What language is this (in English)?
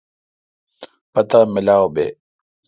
Kalkoti